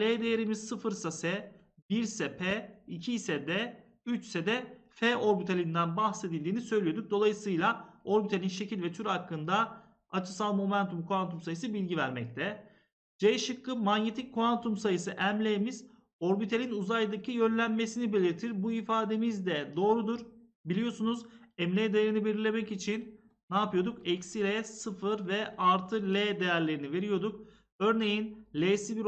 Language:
Turkish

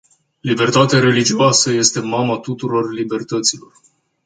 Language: Romanian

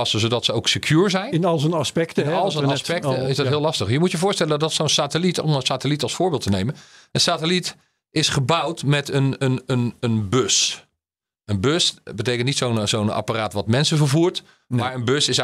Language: Dutch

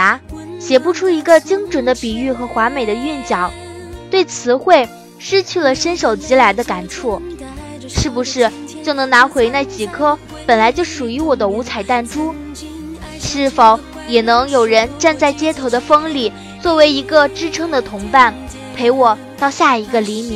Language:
Chinese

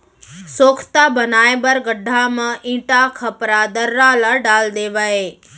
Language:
Chhattisgarhi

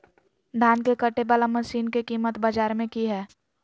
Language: Magahi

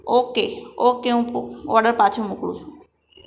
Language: Gujarati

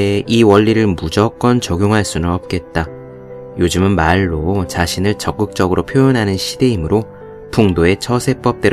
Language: Korean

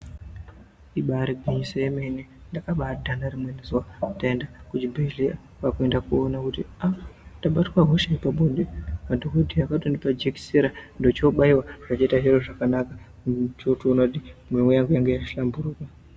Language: Ndau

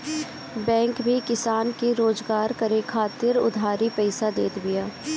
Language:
Bhojpuri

